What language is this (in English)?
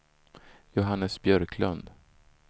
Swedish